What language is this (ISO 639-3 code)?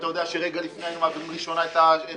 heb